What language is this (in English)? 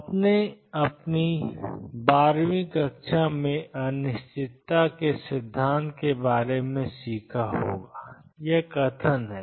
Hindi